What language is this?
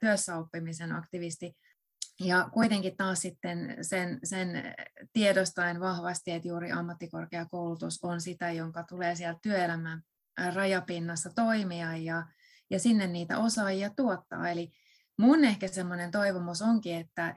Finnish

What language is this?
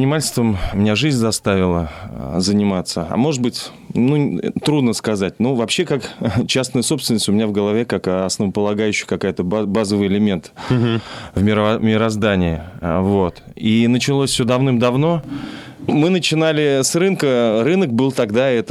Russian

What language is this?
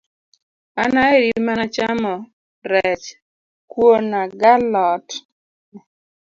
Luo (Kenya and Tanzania)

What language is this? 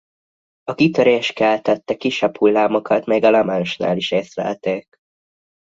Hungarian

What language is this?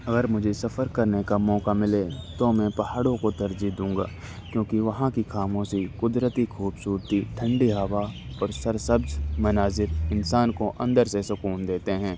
Urdu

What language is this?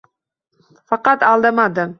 Uzbek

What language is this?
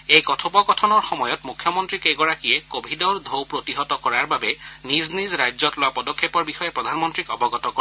Assamese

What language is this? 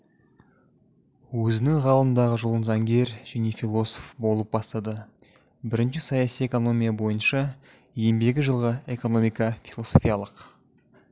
Kazakh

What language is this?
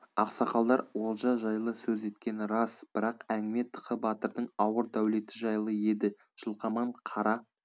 Kazakh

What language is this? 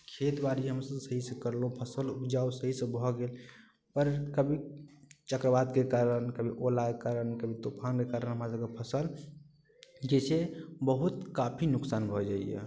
Maithili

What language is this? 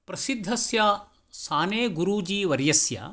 Sanskrit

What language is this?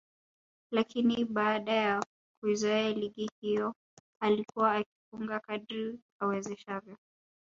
Swahili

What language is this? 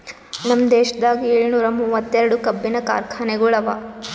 Kannada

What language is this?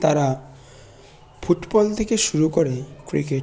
Bangla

